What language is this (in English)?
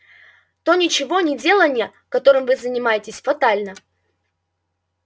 Russian